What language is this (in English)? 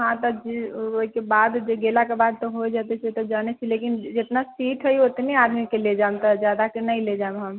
Maithili